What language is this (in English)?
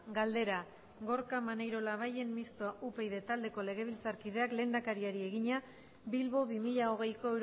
Basque